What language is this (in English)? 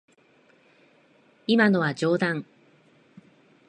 Japanese